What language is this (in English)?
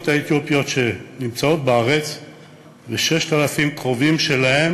Hebrew